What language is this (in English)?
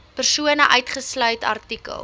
Afrikaans